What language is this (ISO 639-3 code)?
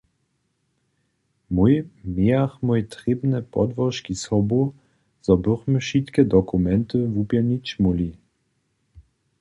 hsb